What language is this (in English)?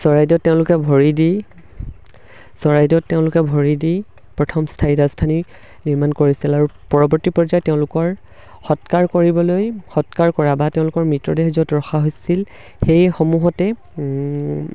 Assamese